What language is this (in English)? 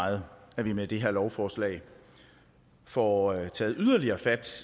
Danish